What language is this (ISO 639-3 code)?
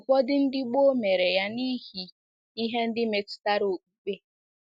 ibo